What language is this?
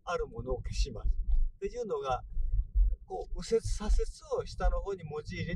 Japanese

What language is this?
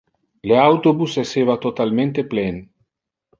Interlingua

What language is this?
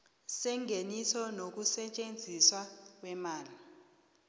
South Ndebele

